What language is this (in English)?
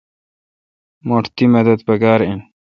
Kalkoti